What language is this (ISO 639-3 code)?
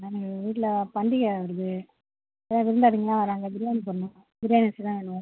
tam